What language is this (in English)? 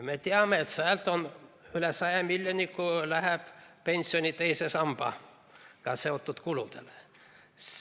Estonian